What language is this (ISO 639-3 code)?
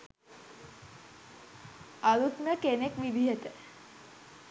sin